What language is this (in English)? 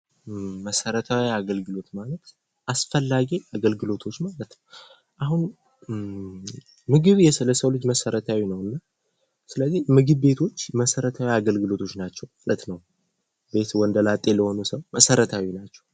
Amharic